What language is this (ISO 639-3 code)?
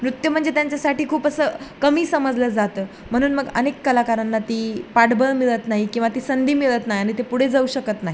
mar